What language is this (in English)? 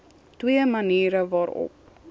Afrikaans